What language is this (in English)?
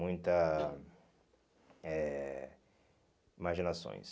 Portuguese